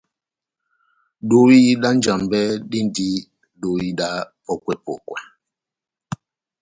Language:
Batanga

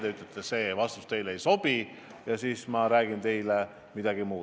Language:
Estonian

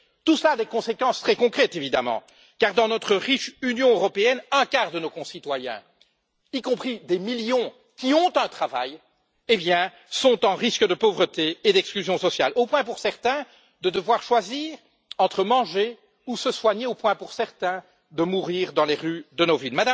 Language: French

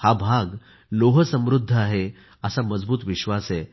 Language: Marathi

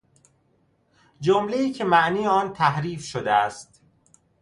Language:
Persian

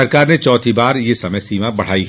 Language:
Hindi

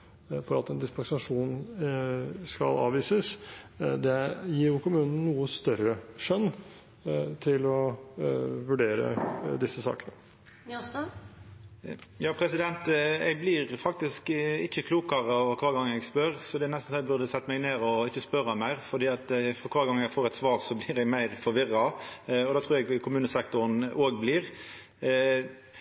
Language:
Norwegian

